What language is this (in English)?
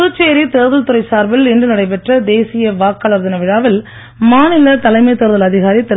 Tamil